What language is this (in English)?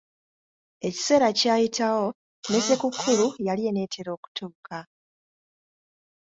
Ganda